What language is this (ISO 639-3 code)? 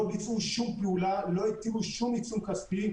heb